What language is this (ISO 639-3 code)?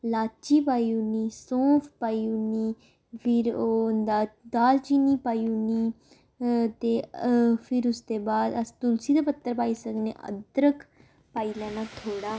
doi